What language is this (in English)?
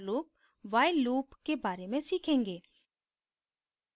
Hindi